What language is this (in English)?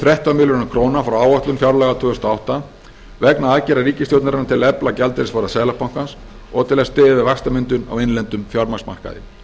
Icelandic